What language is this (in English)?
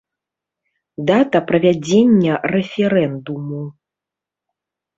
Belarusian